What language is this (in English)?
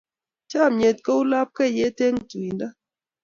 Kalenjin